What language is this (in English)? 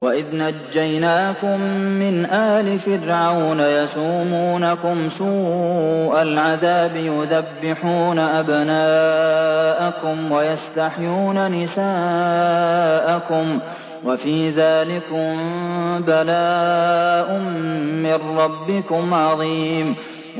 Arabic